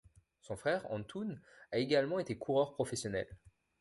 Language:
French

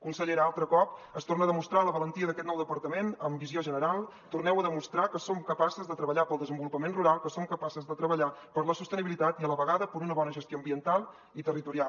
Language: Catalan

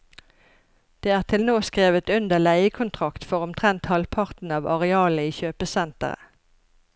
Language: Norwegian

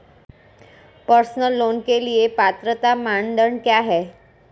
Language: Hindi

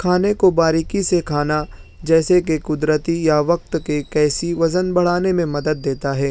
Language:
Urdu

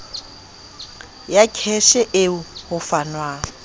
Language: Southern Sotho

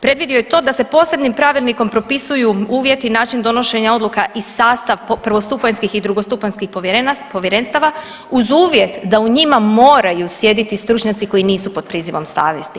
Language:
Croatian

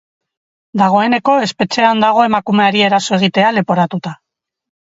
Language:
Basque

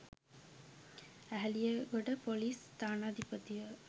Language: Sinhala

